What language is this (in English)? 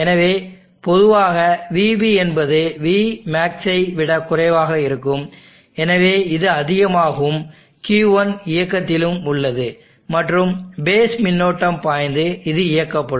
Tamil